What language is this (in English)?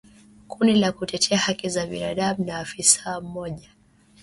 Swahili